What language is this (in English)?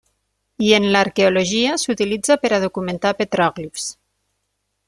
Catalan